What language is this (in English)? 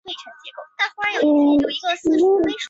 Chinese